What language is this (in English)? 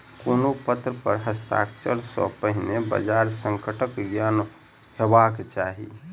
Maithili